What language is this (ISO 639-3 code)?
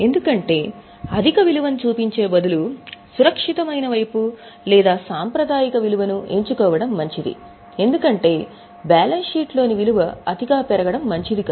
tel